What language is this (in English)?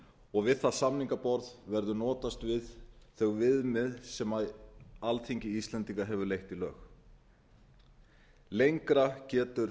Icelandic